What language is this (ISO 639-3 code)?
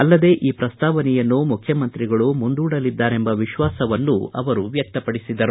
kan